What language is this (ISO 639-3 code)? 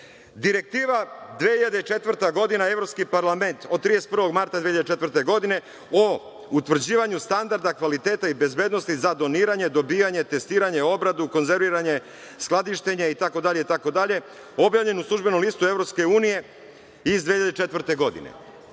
srp